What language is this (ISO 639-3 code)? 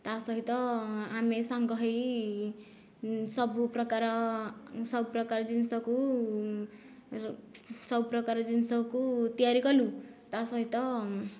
ori